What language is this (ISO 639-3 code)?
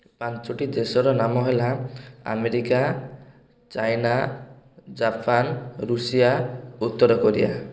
ori